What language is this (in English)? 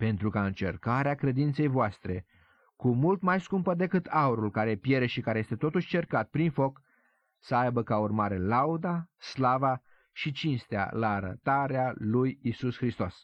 Romanian